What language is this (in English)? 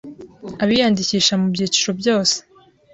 Kinyarwanda